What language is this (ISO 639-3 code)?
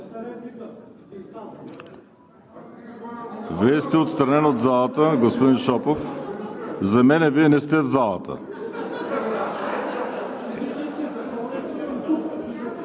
bul